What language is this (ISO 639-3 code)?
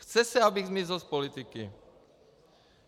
ces